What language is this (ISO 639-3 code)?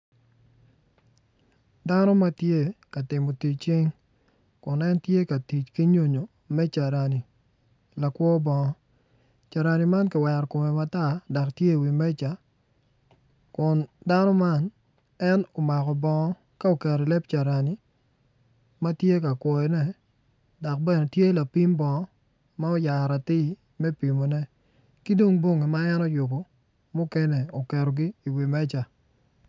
ach